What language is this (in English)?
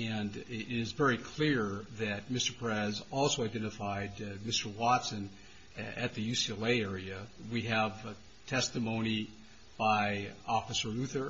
English